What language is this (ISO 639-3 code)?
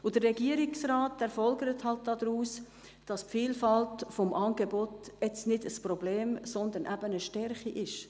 gsw